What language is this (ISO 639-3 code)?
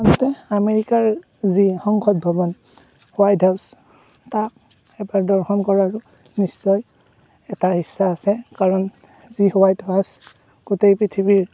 asm